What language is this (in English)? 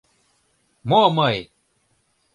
Mari